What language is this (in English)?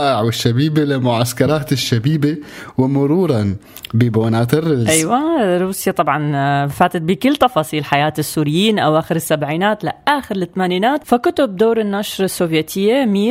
Arabic